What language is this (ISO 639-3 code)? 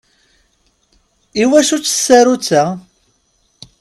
kab